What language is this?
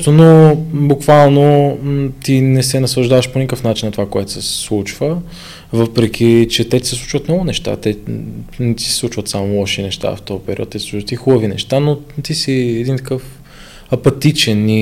Bulgarian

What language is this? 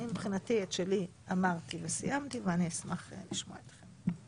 Hebrew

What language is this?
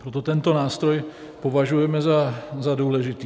Czech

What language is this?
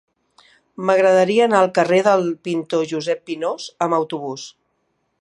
Catalan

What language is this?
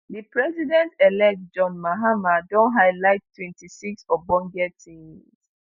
Nigerian Pidgin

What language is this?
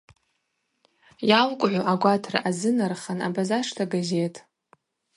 Abaza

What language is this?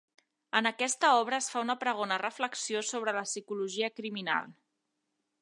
Catalan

